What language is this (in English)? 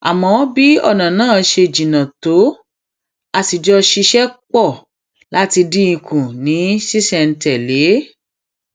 Yoruba